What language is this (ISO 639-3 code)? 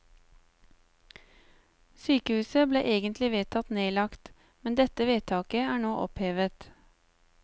nor